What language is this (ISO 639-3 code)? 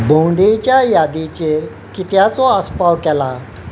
kok